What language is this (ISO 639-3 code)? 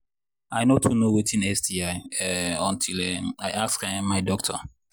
pcm